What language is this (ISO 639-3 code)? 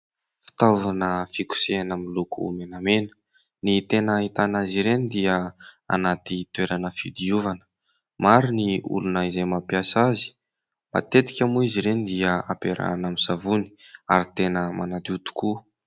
mlg